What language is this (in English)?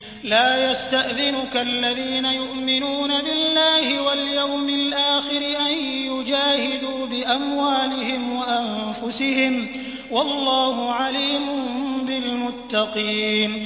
Arabic